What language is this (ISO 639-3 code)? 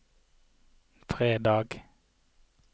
nor